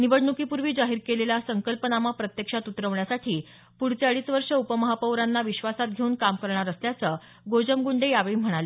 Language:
Marathi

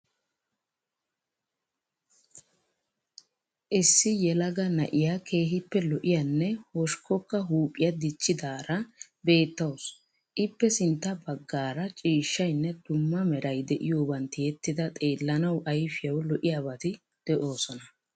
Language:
Wolaytta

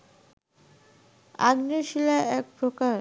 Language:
Bangla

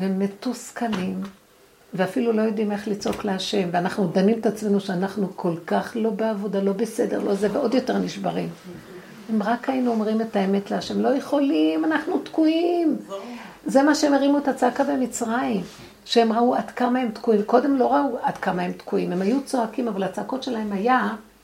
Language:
Hebrew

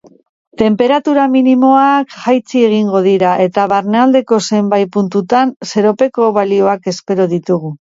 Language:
Basque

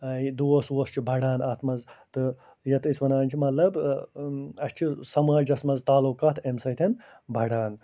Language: Kashmiri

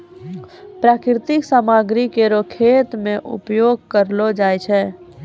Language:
Maithili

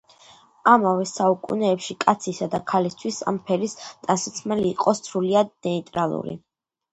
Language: Georgian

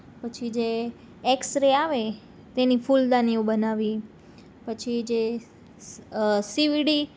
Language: Gujarati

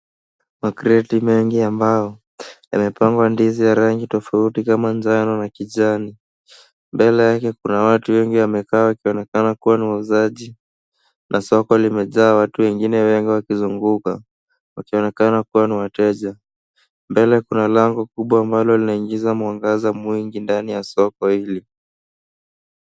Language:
Swahili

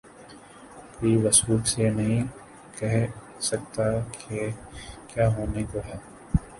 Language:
Urdu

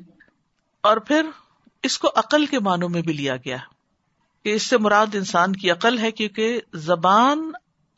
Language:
Urdu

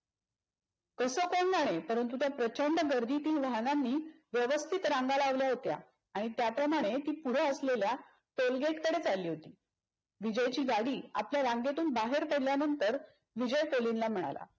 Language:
Marathi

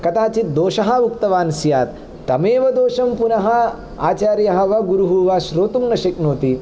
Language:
Sanskrit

